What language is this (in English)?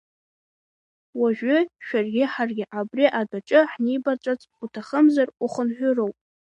Abkhazian